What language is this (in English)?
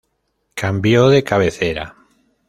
Spanish